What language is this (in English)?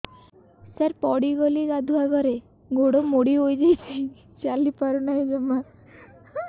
Odia